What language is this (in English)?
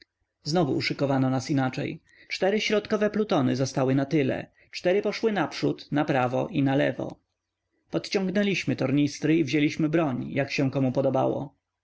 Polish